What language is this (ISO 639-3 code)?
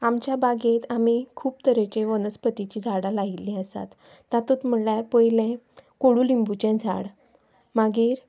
kok